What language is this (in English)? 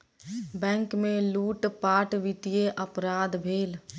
Maithili